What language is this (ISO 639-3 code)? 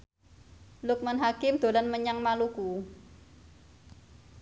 jav